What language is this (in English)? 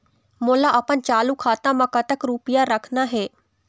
Chhattisgarhi